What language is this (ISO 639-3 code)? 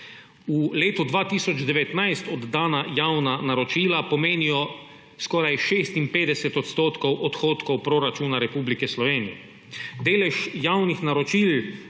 slv